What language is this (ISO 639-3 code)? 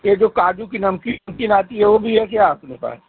hin